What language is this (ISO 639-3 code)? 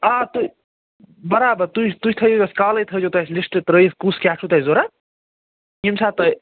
kas